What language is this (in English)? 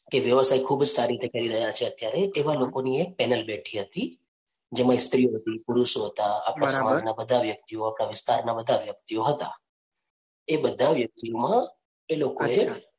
Gujarati